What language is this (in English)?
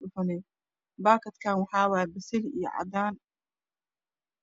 Somali